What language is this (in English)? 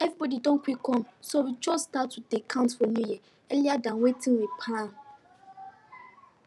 Nigerian Pidgin